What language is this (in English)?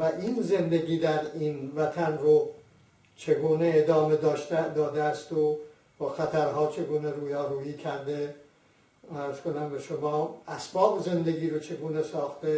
Persian